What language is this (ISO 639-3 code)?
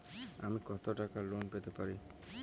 ben